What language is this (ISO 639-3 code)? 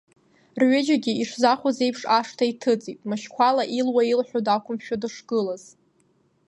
abk